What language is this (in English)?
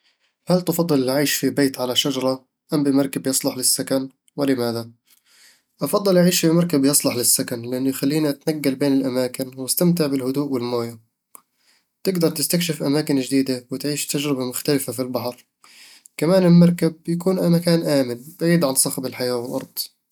Eastern Egyptian Bedawi Arabic